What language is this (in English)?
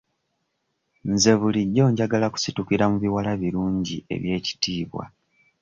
Ganda